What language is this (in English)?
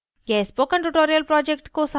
Hindi